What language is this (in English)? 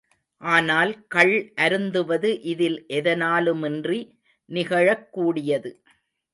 Tamil